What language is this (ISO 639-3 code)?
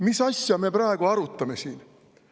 est